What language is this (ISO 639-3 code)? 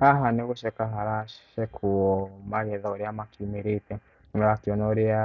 kik